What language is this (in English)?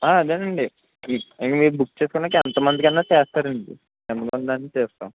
Telugu